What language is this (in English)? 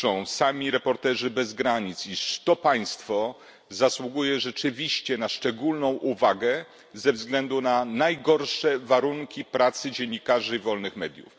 Polish